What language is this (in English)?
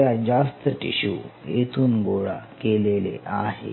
Marathi